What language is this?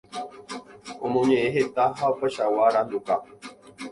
Guarani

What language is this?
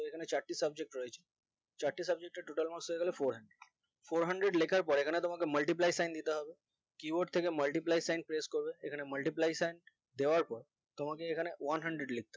Bangla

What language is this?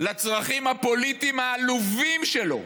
Hebrew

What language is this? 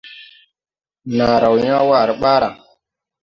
Tupuri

